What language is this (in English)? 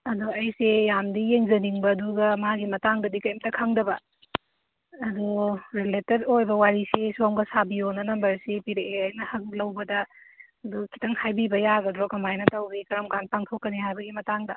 Manipuri